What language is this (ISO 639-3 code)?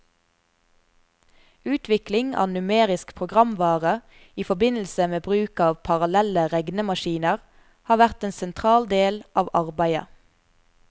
nor